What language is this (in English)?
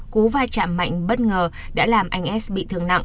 Vietnamese